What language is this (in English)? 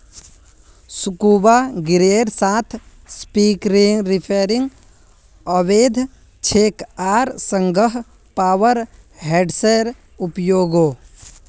Magahi